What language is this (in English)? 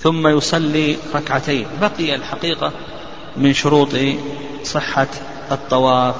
Arabic